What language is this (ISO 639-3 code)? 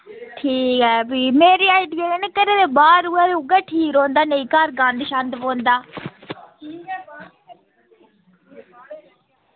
doi